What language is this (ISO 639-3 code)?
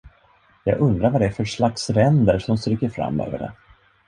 swe